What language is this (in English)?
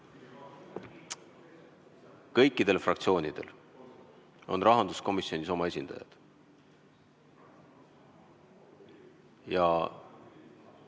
Estonian